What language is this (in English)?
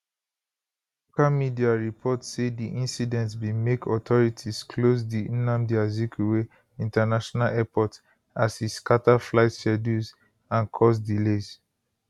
Nigerian Pidgin